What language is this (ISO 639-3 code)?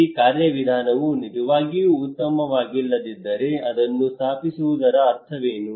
kan